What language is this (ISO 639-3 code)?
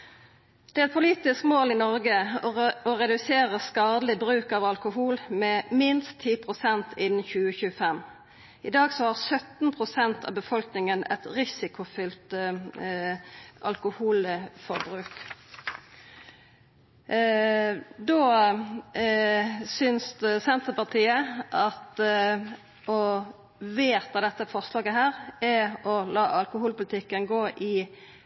nno